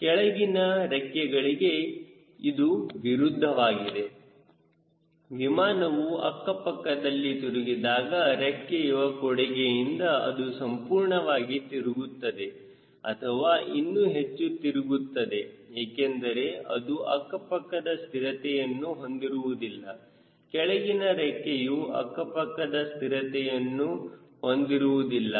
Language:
Kannada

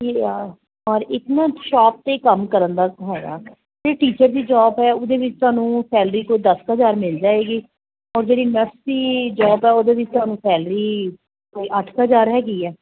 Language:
Punjabi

